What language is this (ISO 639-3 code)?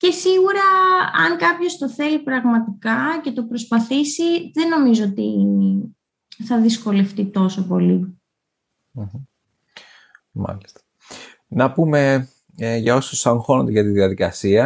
ell